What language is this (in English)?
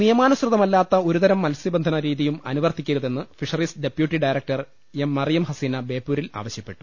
Malayalam